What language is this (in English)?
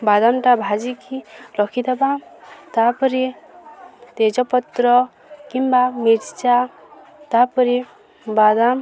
Odia